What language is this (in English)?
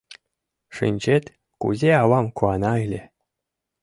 Mari